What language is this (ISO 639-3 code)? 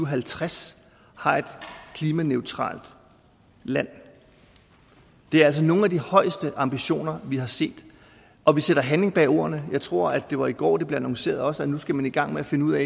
dan